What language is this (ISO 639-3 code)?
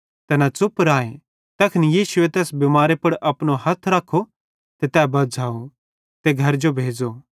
bhd